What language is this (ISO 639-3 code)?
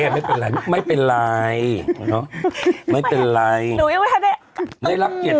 tha